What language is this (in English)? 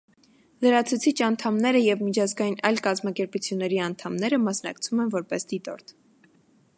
Armenian